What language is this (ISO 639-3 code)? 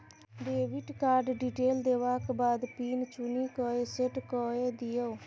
mai